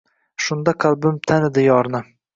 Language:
Uzbek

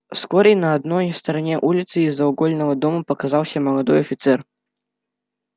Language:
Russian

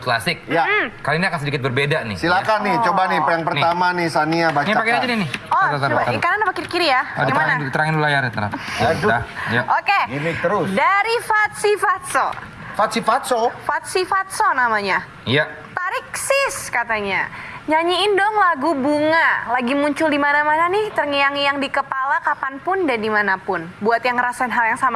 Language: Indonesian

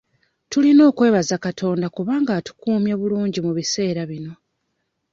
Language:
Ganda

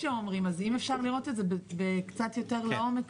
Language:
Hebrew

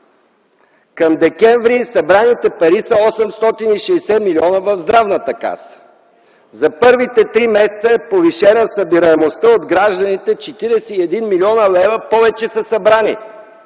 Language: Bulgarian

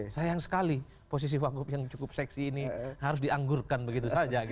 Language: Indonesian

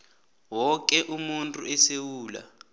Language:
South Ndebele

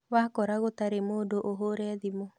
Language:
Kikuyu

